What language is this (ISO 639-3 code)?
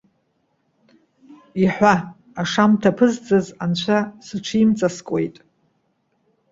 abk